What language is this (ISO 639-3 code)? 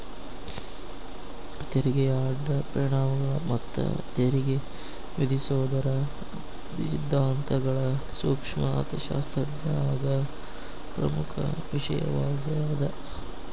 kan